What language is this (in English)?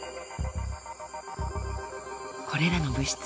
Japanese